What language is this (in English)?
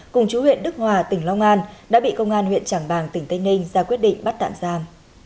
Vietnamese